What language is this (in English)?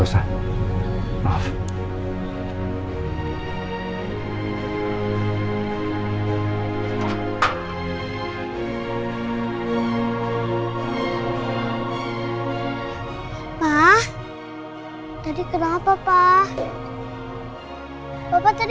Indonesian